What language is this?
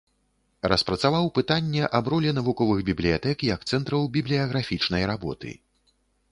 Belarusian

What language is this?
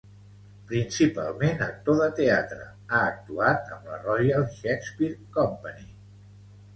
Catalan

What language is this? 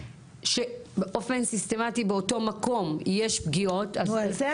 Hebrew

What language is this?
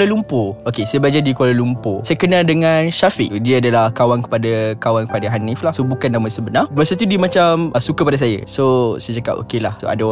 Malay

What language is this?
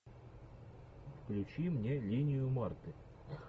Russian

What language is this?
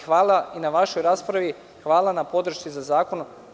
Serbian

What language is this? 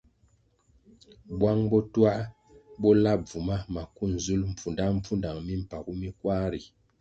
Kwasio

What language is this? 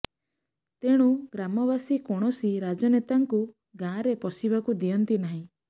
Odia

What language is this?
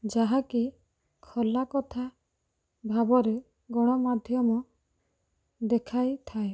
Odia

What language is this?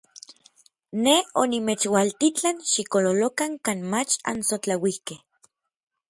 Orizaba Nahuatl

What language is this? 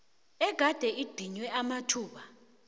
South Ndebele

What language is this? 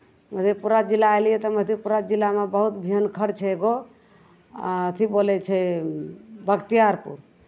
Maithili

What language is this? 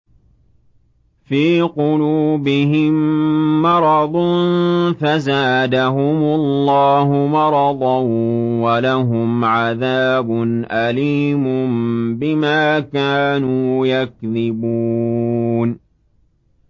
Arabic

